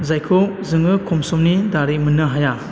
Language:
Bodo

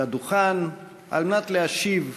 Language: Hebrew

